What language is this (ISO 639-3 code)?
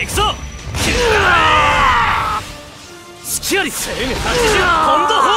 jpn